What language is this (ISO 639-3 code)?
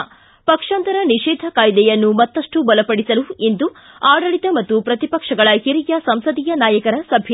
kan